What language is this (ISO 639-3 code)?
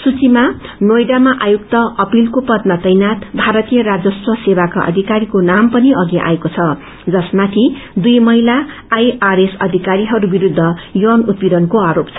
nep